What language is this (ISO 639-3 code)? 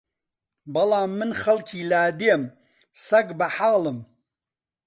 ckb